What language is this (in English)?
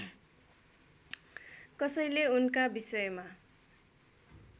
Nepali